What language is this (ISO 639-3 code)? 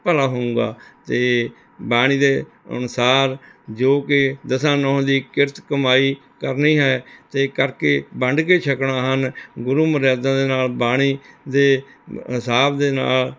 pan